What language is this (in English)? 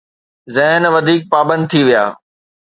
Sindhi